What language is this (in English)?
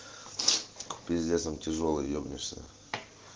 Russian